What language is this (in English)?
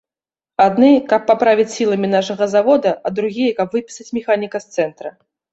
Belarusian